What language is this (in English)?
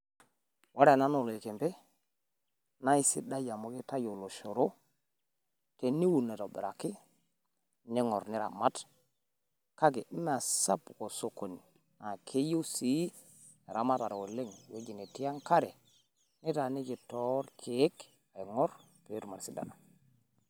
Masai